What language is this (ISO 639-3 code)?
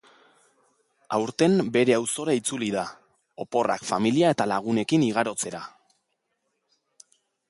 eus